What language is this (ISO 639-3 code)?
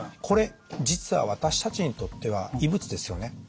jpn